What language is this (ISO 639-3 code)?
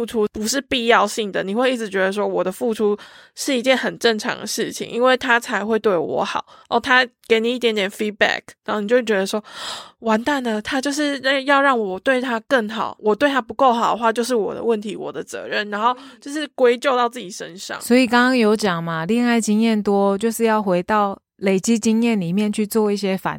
zho